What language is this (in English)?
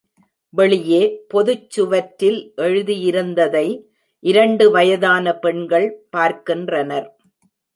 Tamil